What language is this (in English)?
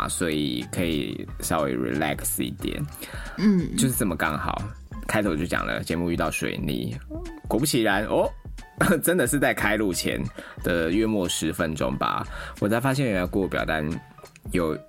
Chinese